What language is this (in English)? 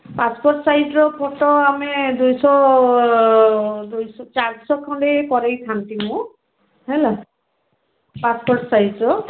Odia